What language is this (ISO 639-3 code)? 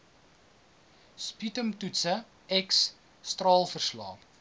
afr